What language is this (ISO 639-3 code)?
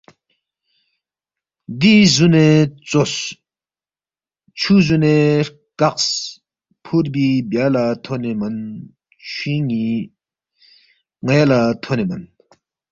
bft